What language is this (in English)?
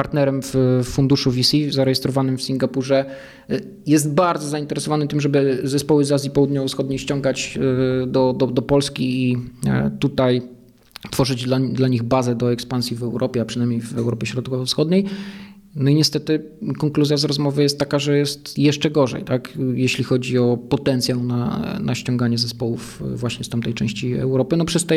Polish